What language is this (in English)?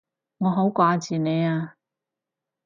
Cantonese